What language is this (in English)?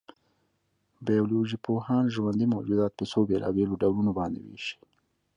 Pashto